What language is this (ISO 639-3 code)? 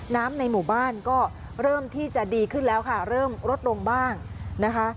tha